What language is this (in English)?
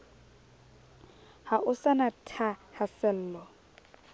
Southern Sotho